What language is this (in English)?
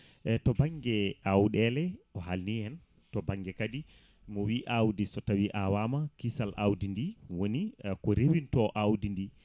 Fula